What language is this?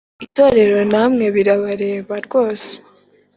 Kinyarwanda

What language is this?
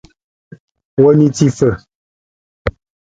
Tunen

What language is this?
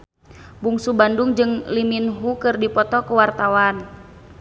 Sundanese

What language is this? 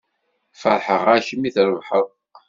Kabyle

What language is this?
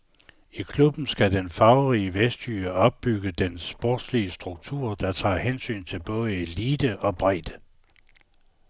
Danish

